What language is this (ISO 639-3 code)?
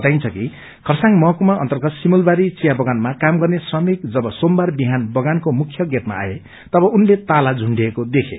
nep